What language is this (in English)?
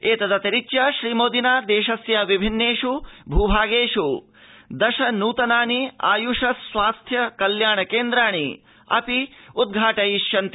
Sanskrit